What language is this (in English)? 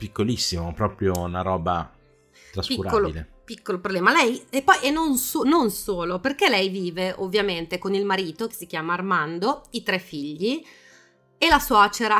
Italian